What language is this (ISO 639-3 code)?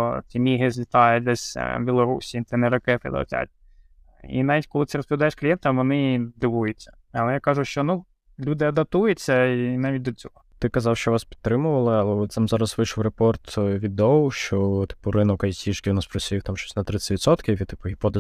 ukr